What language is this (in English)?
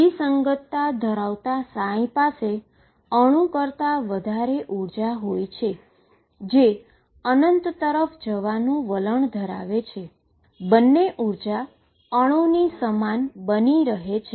Gujarati